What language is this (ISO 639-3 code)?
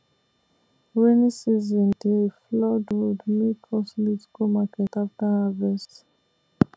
pcm